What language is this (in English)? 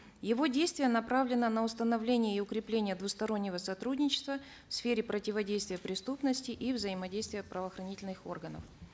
Kazakh